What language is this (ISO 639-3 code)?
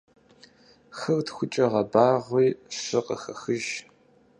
kbd